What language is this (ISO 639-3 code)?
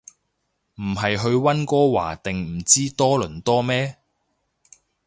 yue